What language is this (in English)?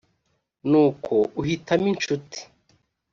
Kinyarwanda